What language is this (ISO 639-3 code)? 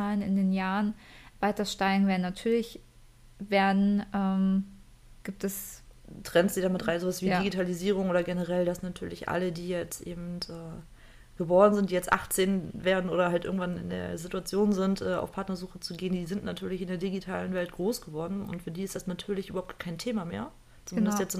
deu